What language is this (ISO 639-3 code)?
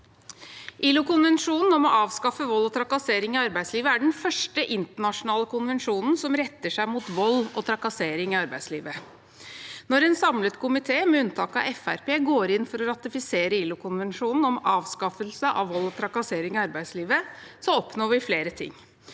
nor